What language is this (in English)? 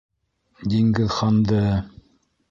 Bashkir